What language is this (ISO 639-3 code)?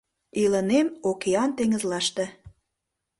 chm